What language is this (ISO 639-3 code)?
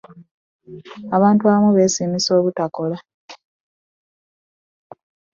lug